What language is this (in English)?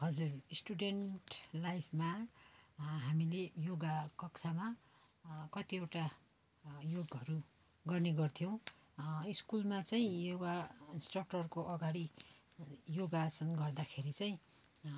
Nepali